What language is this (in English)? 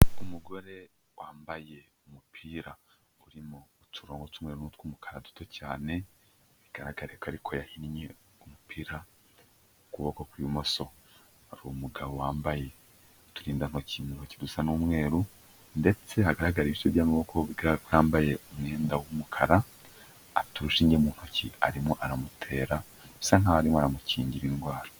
Kinyarwanda